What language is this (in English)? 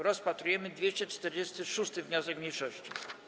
Polish